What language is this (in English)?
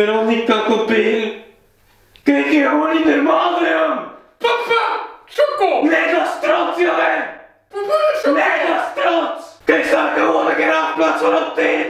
Dutch